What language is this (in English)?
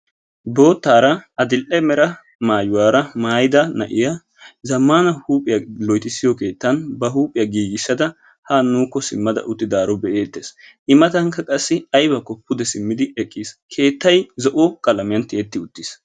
Wolaytta